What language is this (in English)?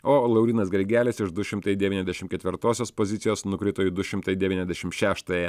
Lithuanian